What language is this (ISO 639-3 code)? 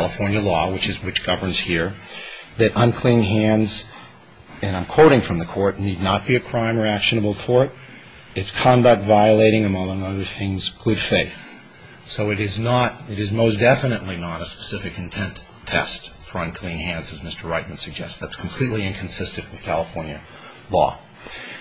eng